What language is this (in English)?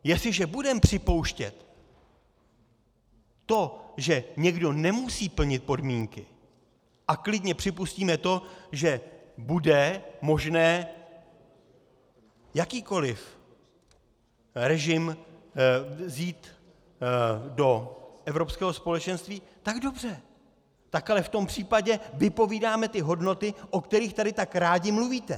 Czech